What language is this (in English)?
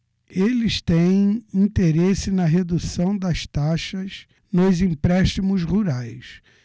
Portuguese